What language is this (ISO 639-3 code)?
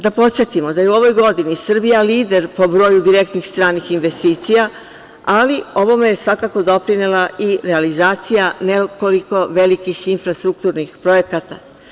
srp